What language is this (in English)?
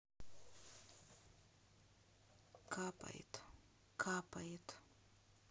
Russian